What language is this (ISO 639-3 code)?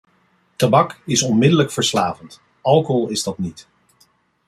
nld